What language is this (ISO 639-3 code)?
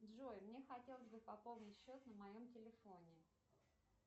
rus